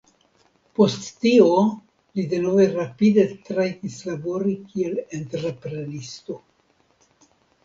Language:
Esperanto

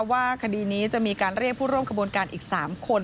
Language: Thai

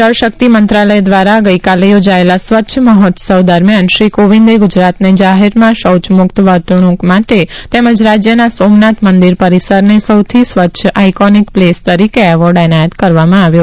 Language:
Gujarati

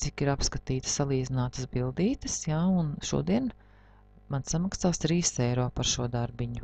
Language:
Latvian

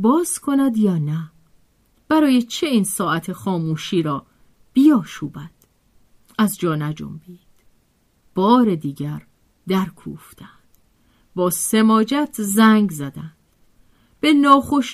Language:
Persian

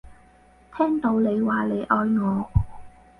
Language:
Cantonese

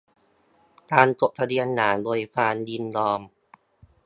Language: Thai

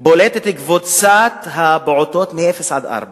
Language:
Hebrew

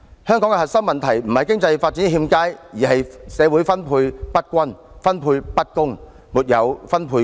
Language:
Cantonese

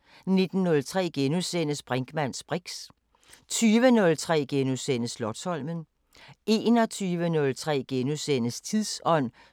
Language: Danish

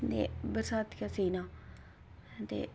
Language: Dogri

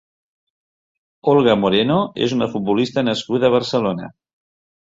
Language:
Catalan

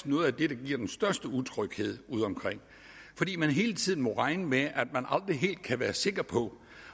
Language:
Danish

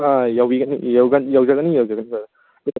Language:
Manipuri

